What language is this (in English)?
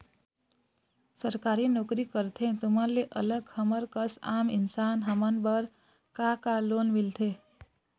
Chhattisgarhi